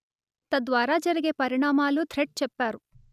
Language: Telugu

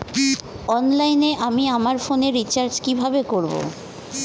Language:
Bangla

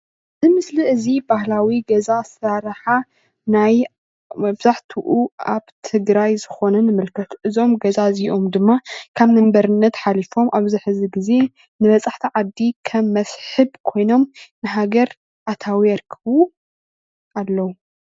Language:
Tigrinya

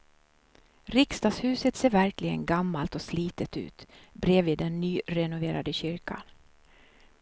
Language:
Swedish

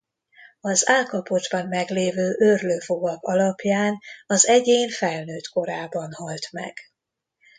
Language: Hungarian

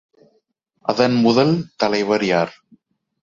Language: Tamil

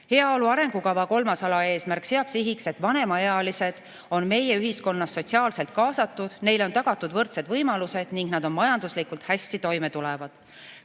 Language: Estonian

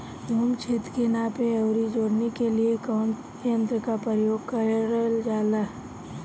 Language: Bhojpuri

